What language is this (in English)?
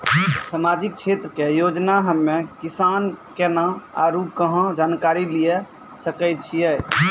Maithili